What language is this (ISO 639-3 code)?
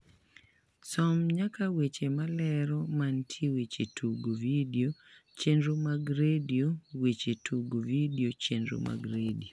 luo